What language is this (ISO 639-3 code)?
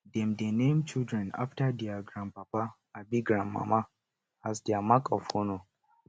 pcm